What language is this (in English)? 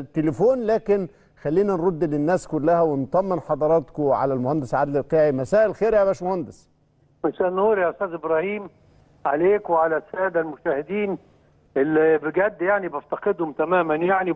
Arabic